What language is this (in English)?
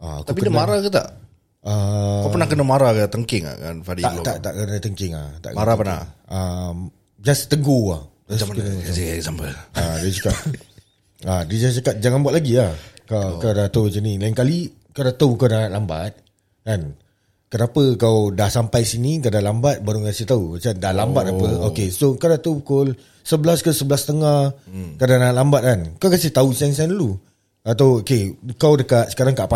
Malay